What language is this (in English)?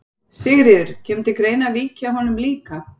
Icelandic